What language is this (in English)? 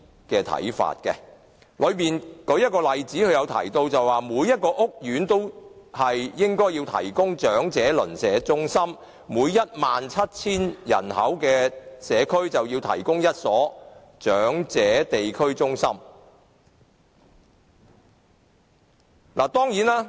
Cantonese